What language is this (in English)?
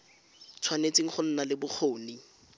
Tswana